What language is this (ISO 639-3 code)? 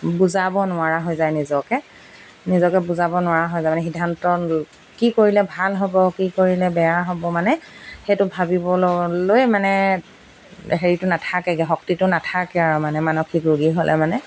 asm